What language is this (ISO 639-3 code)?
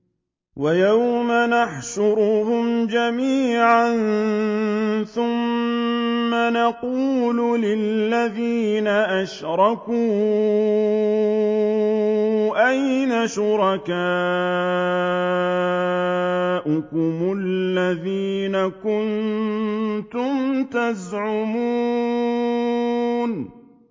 ara